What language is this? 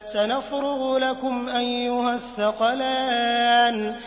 Arabic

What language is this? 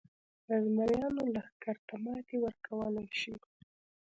Pashto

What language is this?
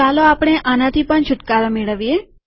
Gujarati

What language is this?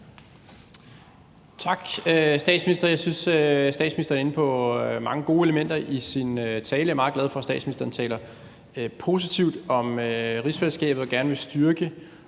Danish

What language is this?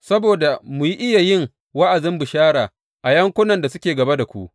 Hausa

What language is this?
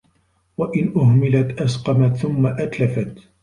Arabic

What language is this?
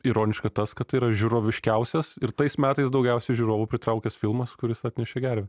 Lithuanian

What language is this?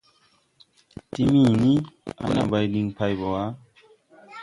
Tupuri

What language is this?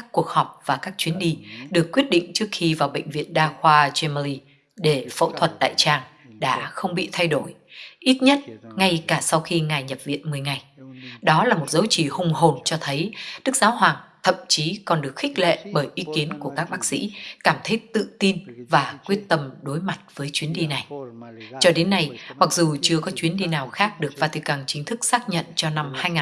Vietnamese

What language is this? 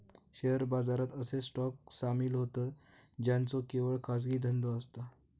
Marathi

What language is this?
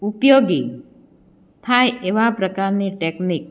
Gujarati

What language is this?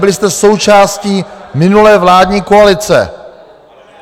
Czech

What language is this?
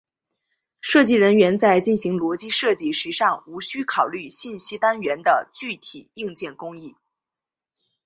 Chinese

